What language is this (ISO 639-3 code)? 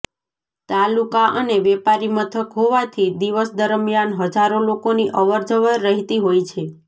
guj